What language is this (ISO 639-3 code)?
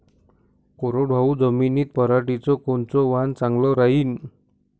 mar